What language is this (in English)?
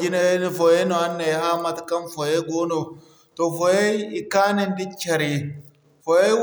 Zarma